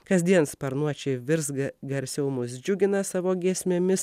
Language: Lithuanian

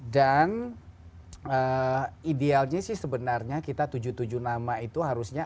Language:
Indonesian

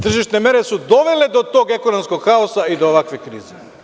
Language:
Serbian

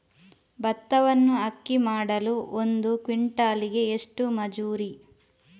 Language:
Kannada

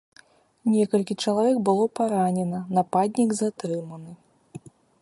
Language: Belarusian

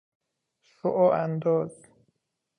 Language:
Persian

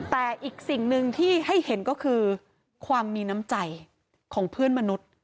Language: Thai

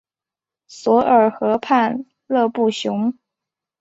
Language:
Chinese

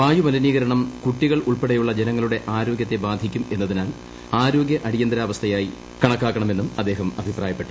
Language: Malayalam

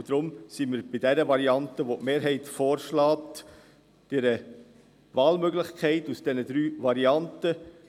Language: Swiss German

